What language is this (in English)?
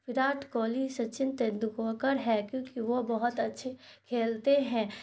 Urdu